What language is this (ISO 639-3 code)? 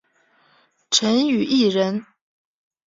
zho